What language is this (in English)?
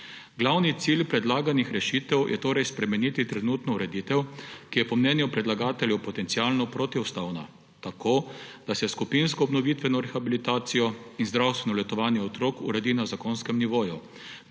Slovenian